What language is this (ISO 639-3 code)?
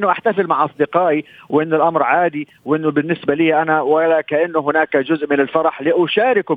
ara